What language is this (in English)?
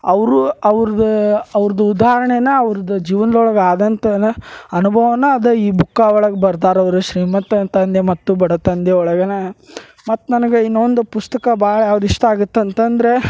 Kannada